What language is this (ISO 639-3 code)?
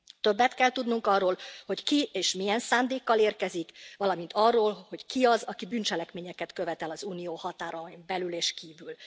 hun